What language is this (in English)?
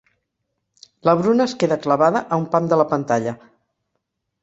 Catalan